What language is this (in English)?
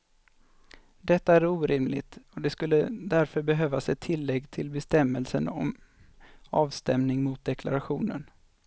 Swedish